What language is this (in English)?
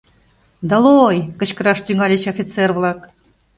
Mari